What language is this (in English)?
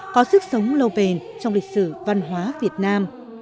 Vietnamese